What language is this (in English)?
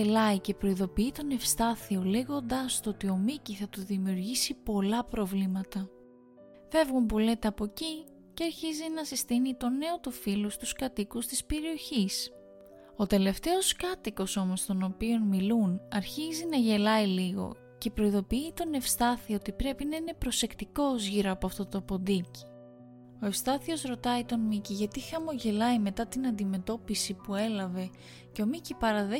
Greek